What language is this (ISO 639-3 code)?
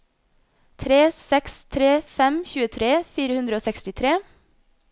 nor